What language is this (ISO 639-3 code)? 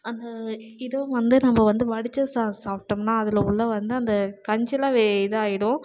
tam